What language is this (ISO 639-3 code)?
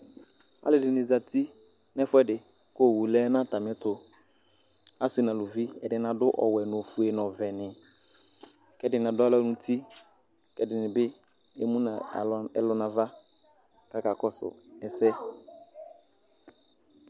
kpo